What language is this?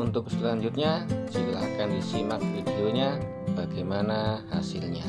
Indonesian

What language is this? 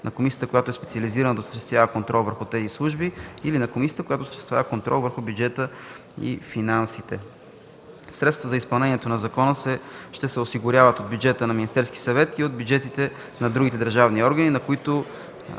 Bulgarian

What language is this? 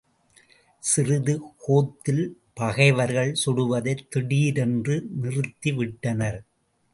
Tamil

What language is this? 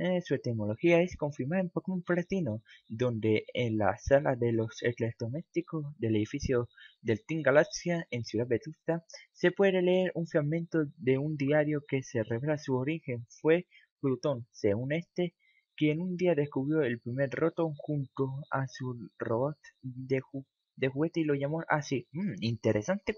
Spanish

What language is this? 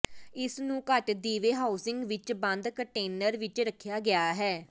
Punjabi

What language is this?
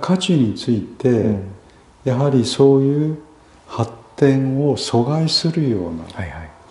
Japanese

